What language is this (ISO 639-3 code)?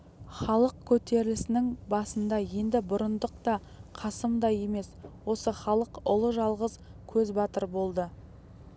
kaz